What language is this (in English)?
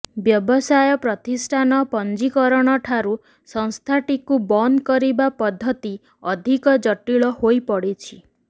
Odia